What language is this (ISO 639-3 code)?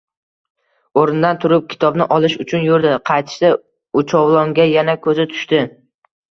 uzb